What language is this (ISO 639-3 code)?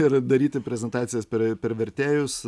lit